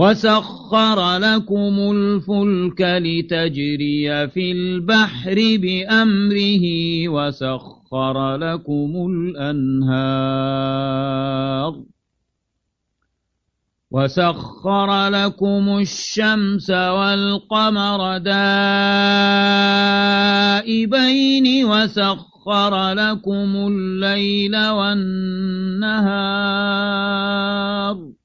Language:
Arabic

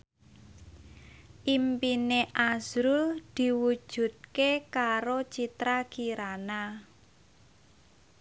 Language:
Javanese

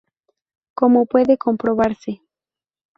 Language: Spanish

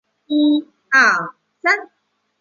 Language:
Chinese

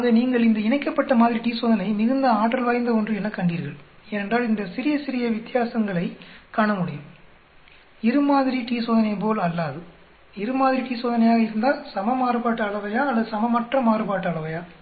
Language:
Tamil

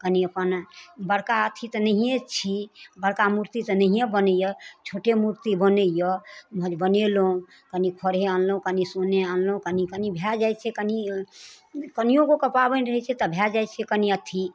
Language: Maithili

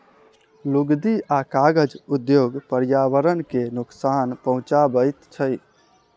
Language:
Maithili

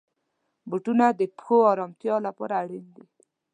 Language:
Pashto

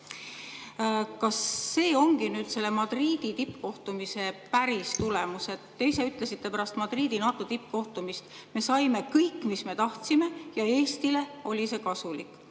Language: Estonian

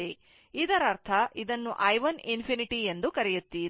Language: Kannada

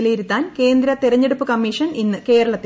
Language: Malayalam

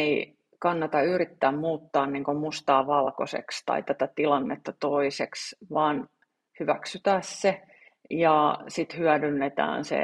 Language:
Finnish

